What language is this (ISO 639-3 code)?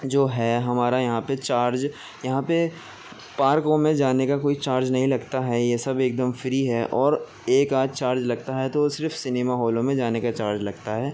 urd